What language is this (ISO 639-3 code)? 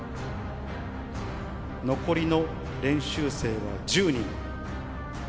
jpn